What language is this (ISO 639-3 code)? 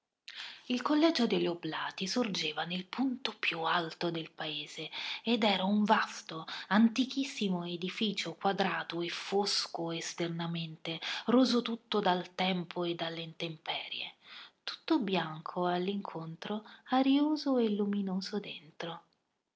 ita